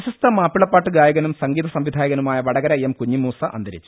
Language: Malayalam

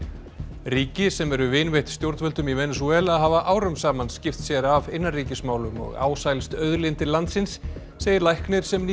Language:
Icelandic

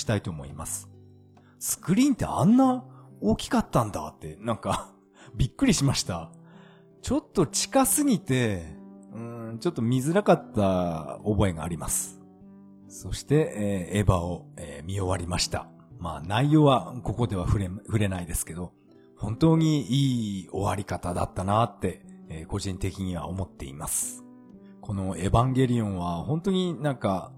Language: Japanese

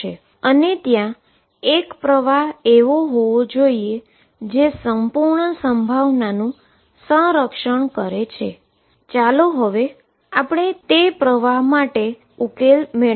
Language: Gujarati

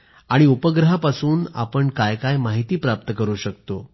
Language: Marathi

